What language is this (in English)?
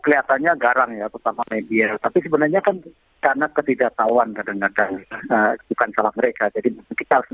Indonesian